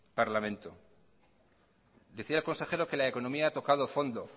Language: Spanish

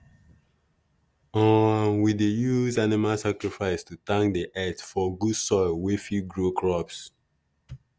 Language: Nigerian Pidgin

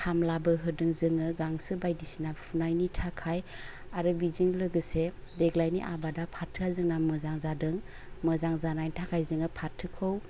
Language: Bodo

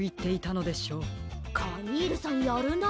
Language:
Japanese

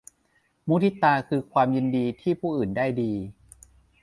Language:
Thai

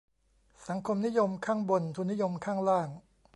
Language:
Thai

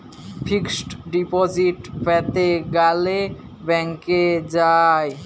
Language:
Bangla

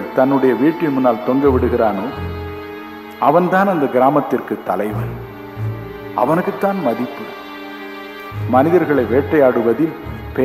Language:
Urdu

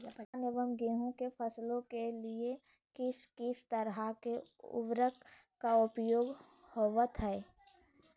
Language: Magahi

